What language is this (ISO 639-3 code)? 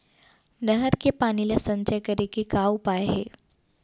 hne